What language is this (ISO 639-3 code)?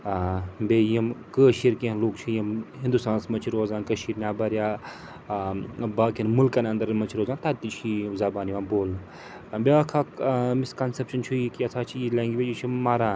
kas